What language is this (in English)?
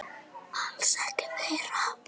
Icelandic